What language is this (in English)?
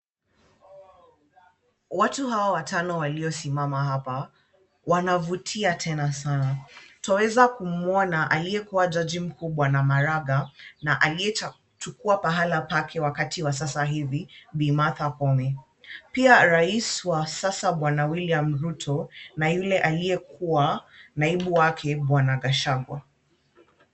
Swahili